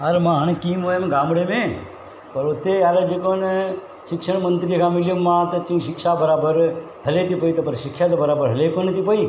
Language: Sindhi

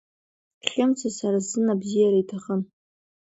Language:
Abkhazian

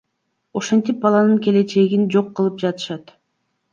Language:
Kyrgyz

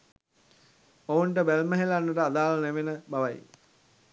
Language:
Sinhala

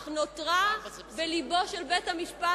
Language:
Hebrew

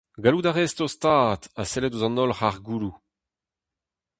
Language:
Breton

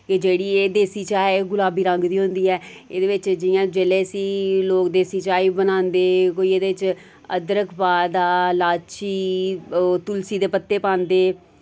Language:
Dogri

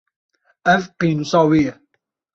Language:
Kurdish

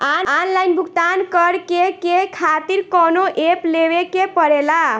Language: Bhojpuri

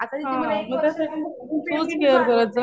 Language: Marathi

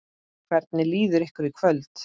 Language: Icelandic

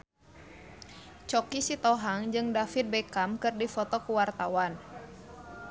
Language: Sundanese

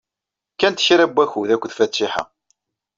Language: Kabyle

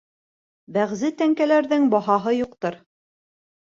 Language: Bashkir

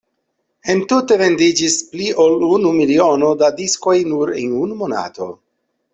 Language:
Esperanto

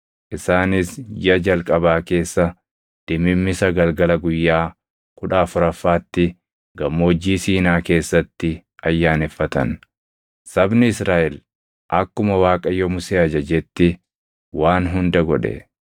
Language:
Oromo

